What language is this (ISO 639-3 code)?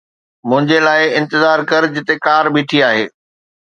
snd